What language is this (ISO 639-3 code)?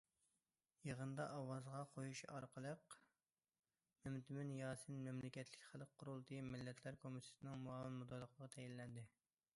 uig